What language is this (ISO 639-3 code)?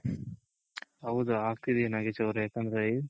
kan